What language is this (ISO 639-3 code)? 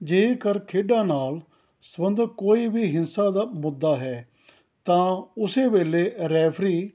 pan